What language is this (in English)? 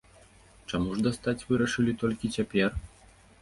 Belarusian